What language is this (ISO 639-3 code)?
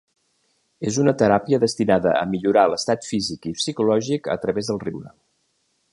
cat